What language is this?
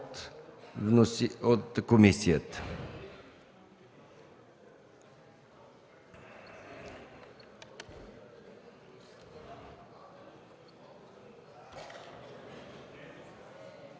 Bulgarian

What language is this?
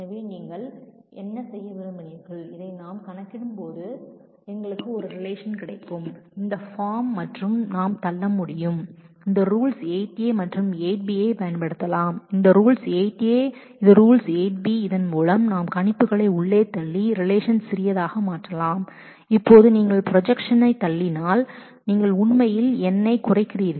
Tamil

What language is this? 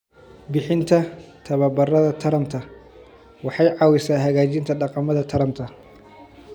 Somali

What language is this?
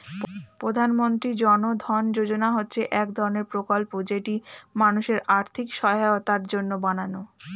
Bangla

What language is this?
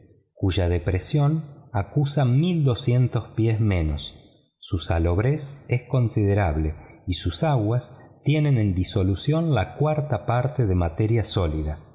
Spanish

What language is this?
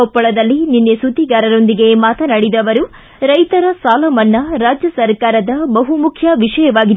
Kannada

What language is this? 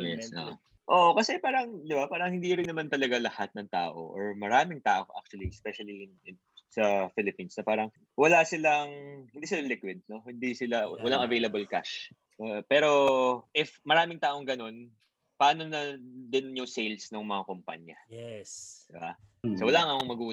Filipino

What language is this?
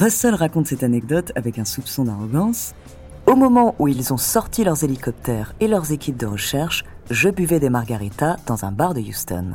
French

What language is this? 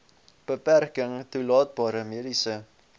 Afrikaans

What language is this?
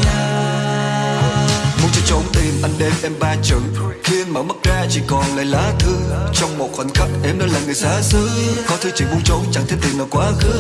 Vietnamese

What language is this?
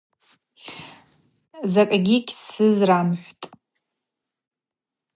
Abaza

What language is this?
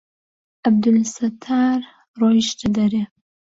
Central Kurdish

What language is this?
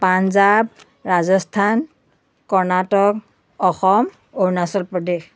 Assamese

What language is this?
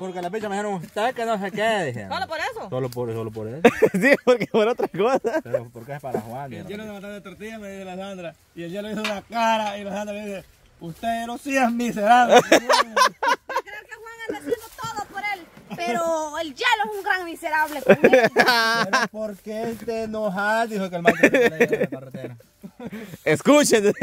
Spanish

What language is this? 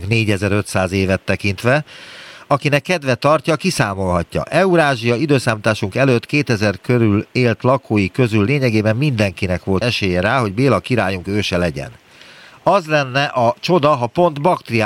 Hungarian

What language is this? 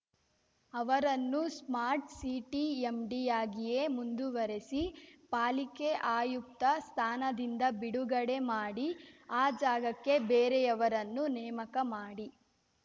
Kannada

